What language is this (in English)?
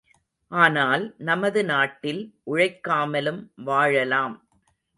Tamil